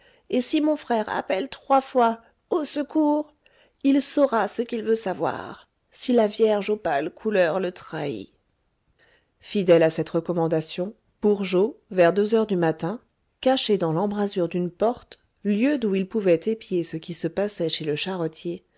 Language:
French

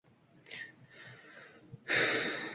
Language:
Uzbek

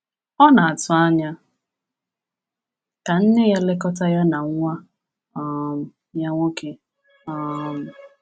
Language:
Igbo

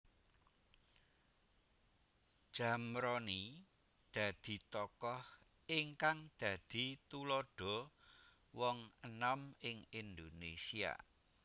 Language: Javanese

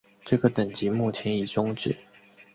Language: Chinese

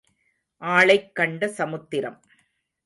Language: Tamil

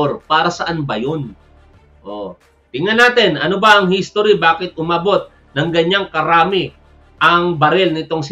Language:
Filipino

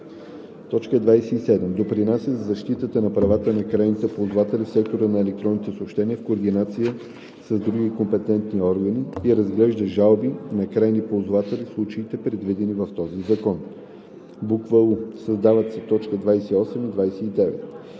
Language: Bulgarian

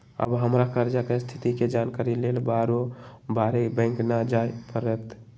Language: Magahi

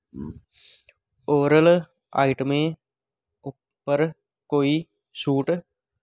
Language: Dogri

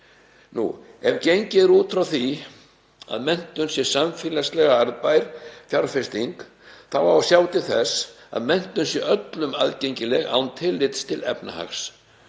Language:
Icelandic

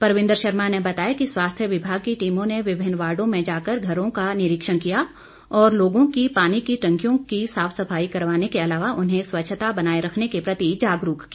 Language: Hindi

